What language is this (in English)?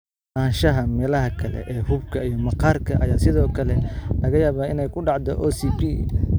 Somali